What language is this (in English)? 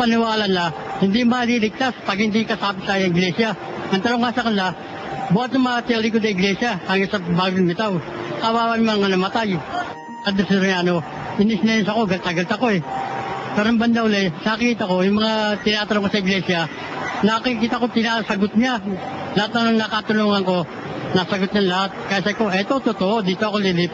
Filipino